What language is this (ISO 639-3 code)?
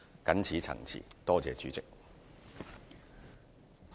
yue